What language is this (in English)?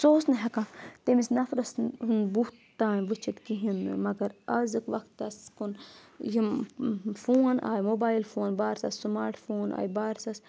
Kashmiri